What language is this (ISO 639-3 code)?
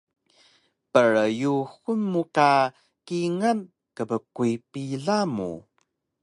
trv